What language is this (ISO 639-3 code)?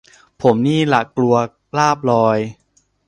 tha